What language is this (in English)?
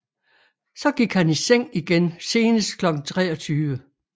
Danish